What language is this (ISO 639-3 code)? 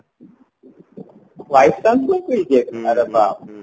ori